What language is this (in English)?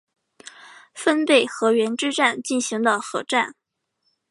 Chinese